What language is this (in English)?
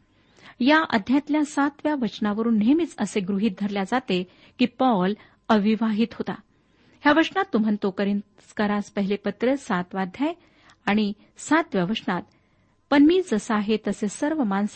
Marathi